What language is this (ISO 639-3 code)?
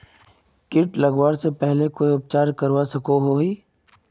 mag